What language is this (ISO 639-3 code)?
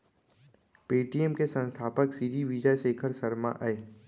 hne